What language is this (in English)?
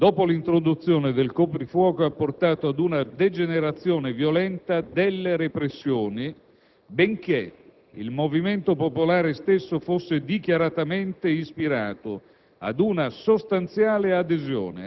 Italian